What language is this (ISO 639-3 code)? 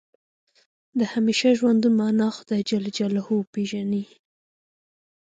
pus